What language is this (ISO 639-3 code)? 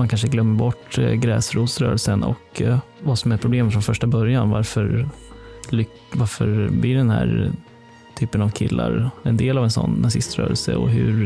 swe